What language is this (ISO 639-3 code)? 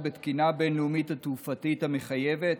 heb